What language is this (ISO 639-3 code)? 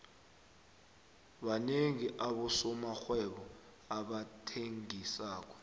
nbl